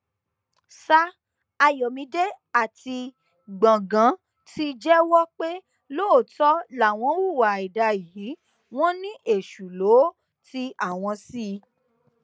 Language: Yoruba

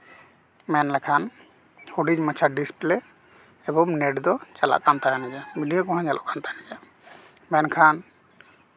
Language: Santali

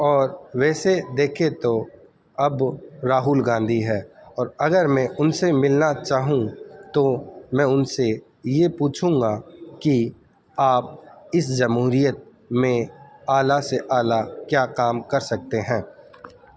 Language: Urdu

